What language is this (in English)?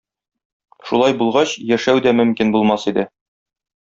Tatar